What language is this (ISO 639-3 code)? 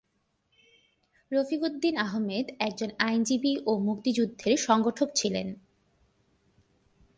ben